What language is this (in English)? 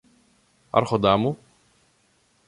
Greek